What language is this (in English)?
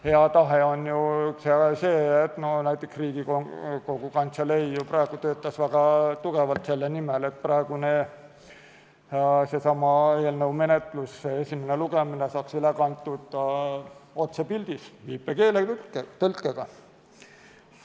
Estonian